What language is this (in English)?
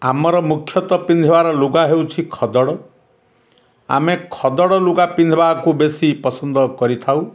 Odia